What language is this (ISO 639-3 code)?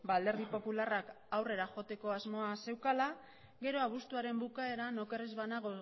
eus